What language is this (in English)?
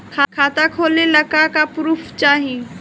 Bhojpuri